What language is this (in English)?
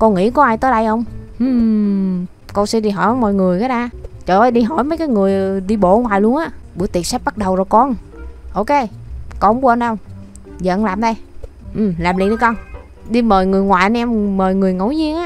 Vietnamese